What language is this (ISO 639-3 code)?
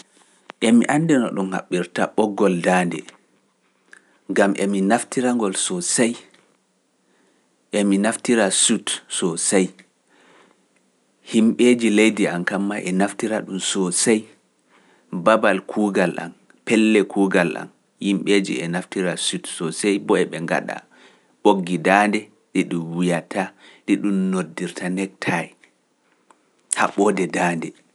fuf